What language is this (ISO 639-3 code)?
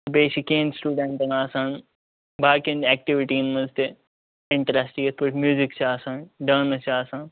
kas